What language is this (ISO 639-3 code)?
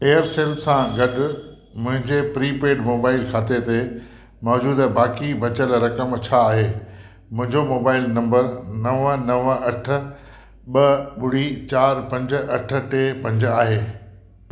snd